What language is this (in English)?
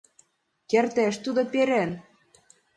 Mari